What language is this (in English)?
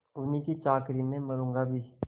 Hindi